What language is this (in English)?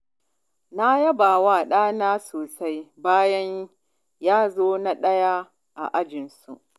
Hausa